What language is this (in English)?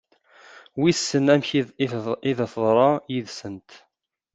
Kabyle